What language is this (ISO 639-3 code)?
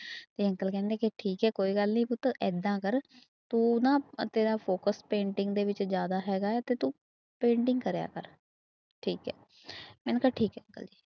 pan